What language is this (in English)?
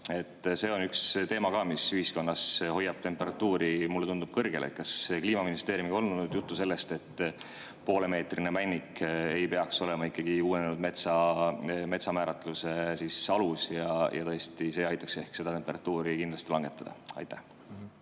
Estonian